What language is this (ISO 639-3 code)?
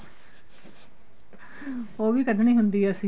pan